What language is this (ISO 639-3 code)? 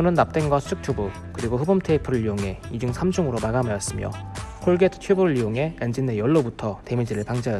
kor